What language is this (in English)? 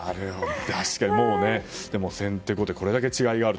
Japanese